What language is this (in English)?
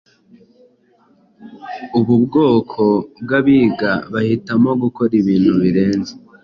Kinyarwanda